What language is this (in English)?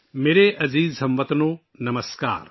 Urdu